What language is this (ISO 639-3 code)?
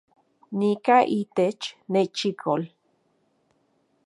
ncx